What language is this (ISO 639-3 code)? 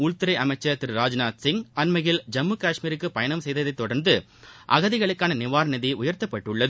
tam